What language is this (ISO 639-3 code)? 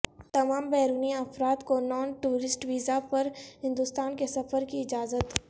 urd